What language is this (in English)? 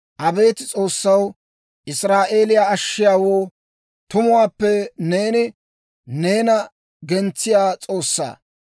Dawro